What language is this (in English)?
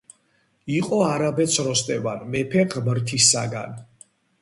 Georgian